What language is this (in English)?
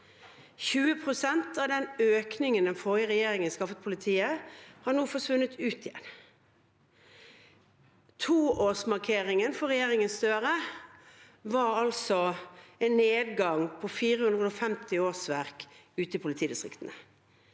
Norwegian